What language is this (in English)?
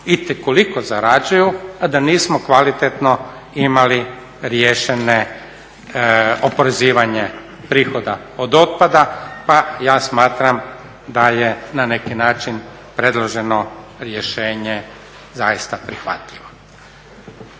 Croatian